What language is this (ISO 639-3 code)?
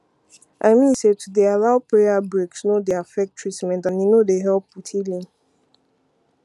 pcm